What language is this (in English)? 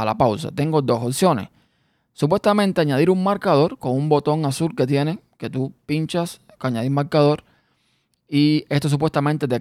Spanish